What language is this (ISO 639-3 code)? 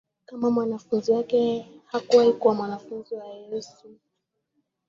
swa